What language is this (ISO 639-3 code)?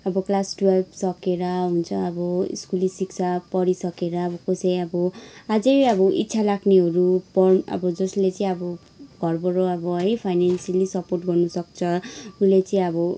nep